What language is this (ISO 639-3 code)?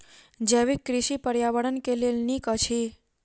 mai